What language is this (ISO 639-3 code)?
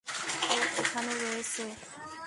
ben